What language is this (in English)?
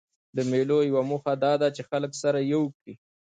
Pashto